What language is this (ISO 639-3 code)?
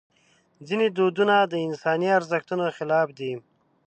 pus